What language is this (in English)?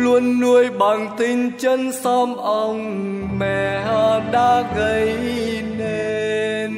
Vietnamese